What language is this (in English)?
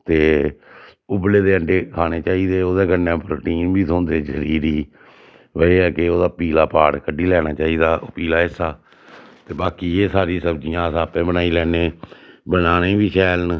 Dogri